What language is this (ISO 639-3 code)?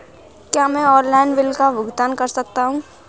hin